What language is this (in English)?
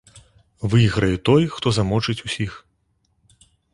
Belarusian